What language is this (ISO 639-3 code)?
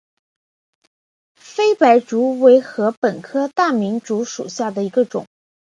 zho